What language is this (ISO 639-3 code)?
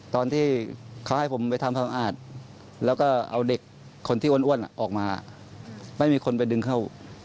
tha